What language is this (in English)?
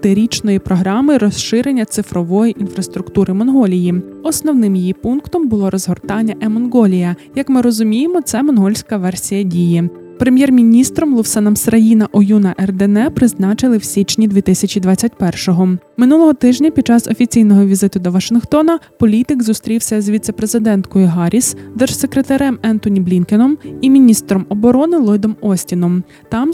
Ukrainian